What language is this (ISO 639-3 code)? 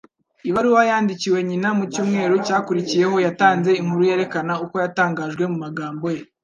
kin